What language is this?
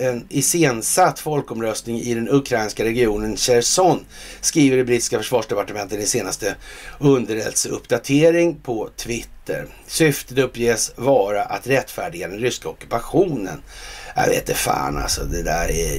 Swedish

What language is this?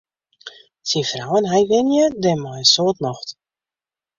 Western Frisian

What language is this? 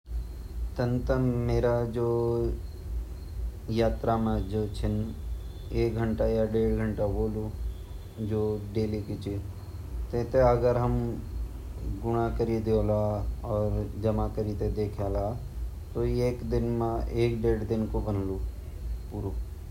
Garhwali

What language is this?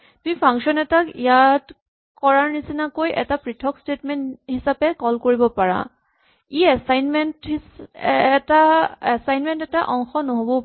Assamese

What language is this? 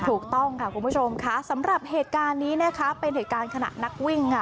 Thai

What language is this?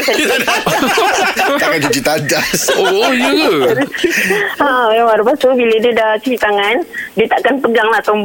Malay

